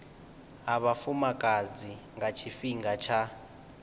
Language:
Venda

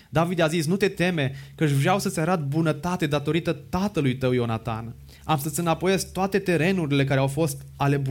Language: Romanian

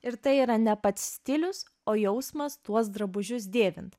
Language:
Lithuanian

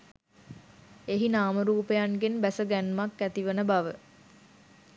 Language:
Sinhala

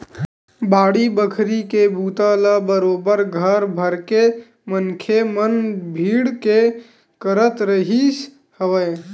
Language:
Chhattisgarhi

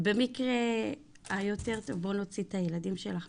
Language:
Hebrew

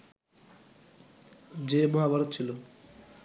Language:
Bangla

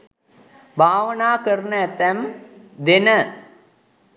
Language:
Sinhala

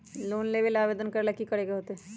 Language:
Magahi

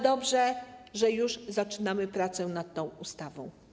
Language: Polish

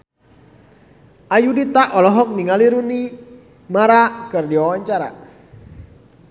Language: Sundanese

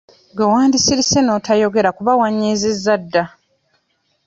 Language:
Ganda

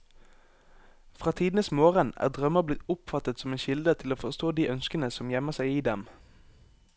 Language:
Norwegian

